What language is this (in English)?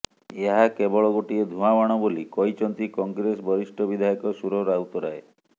Odia